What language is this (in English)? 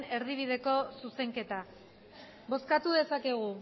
Basque